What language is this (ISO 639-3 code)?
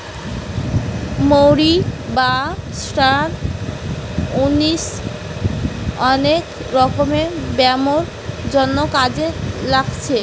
ben